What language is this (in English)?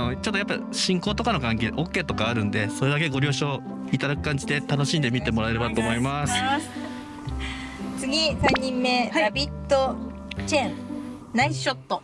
Japanese